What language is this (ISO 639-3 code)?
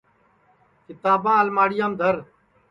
ssi